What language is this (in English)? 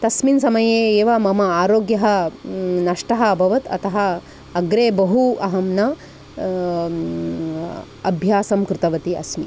Sanskrit